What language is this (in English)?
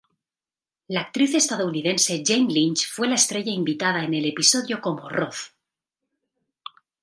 Spanish